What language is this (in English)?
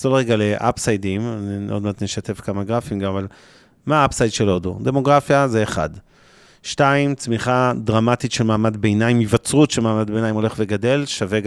Hebrew